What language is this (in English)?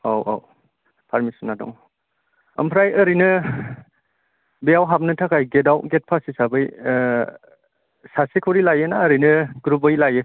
Bodo